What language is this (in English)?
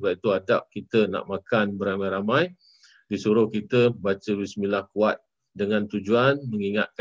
Malay